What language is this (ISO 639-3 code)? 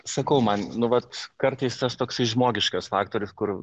lit